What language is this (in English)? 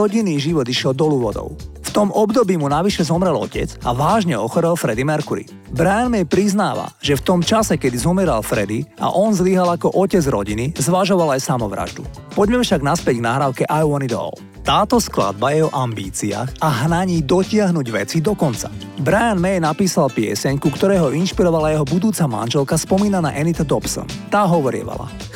Slovak